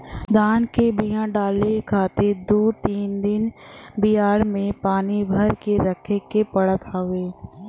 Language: Bhojpuri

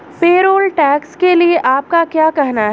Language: Hindi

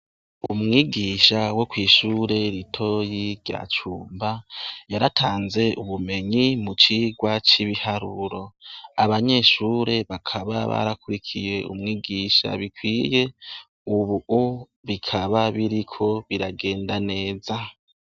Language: Rundi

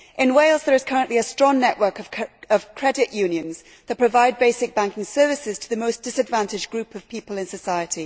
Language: English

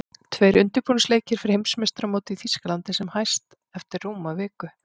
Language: Icelandic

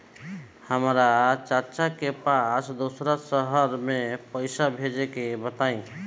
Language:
Bhojpuri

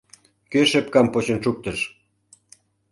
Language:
Mari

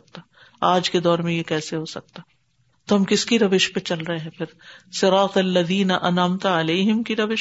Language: Urdu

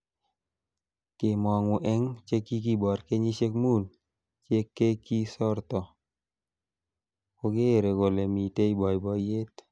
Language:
Kalenjin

